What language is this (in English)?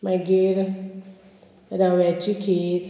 Konkani